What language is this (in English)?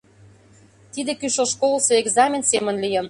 Mari